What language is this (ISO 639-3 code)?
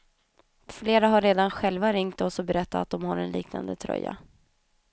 swe